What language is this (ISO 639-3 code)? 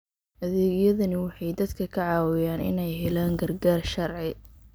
som